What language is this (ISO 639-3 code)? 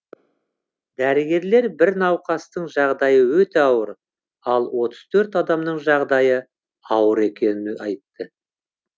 kaz